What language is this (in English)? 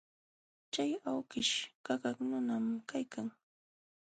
Jauja Wanca Quechua